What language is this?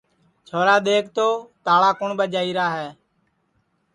Sansi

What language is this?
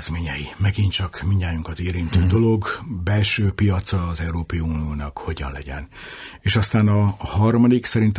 Hungarian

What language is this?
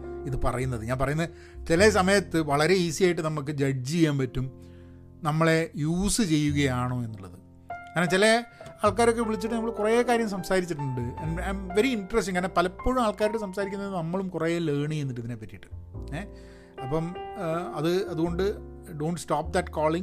Malayalam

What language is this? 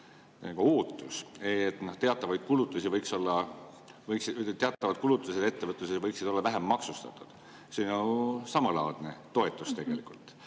Estonian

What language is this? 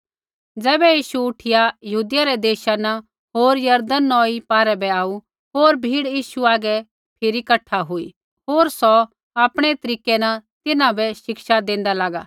Kullu Pahari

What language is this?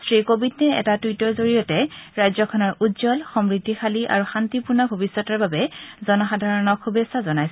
Assamese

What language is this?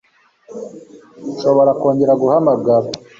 Kinyarwanda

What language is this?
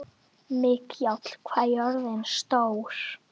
Icelandic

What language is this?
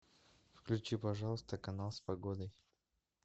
Russian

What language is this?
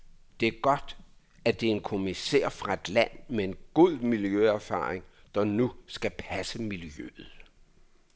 Danish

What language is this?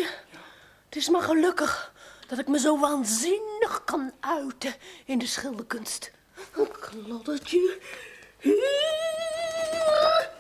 Dutch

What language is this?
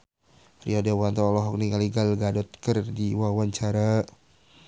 Sundanese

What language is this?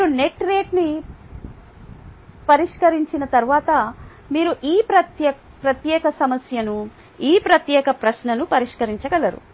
Telugu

